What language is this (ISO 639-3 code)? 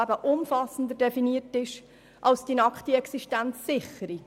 gsw